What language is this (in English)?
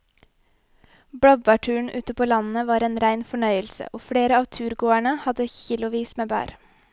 Norwegian